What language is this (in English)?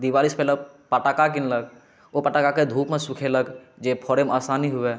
Maithili